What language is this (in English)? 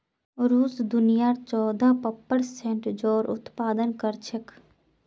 Magahi